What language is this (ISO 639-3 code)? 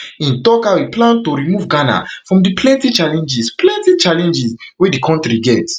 pcm